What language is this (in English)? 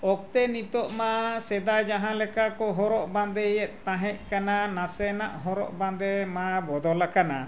Santali